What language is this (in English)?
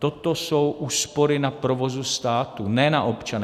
Czech